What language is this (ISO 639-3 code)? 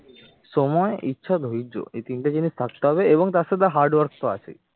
ben